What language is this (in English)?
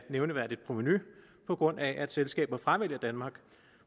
Danish